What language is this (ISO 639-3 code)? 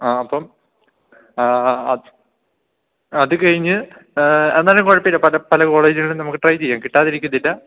mal